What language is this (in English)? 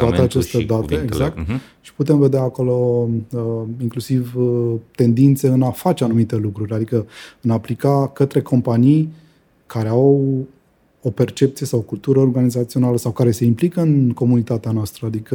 Romanian